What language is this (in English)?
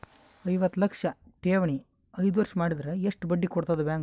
Kannada